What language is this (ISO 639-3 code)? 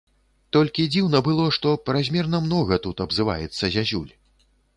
bel